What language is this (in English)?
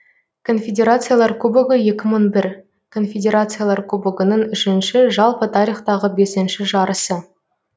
Kazakh